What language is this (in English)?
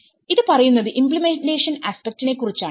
Malayalam